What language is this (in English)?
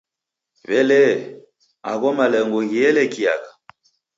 Taita